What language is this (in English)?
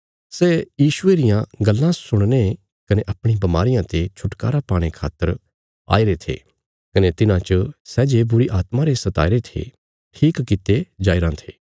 Bilaspuri